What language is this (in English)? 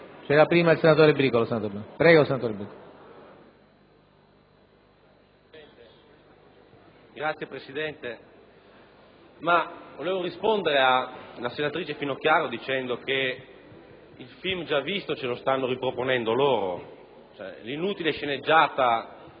Italian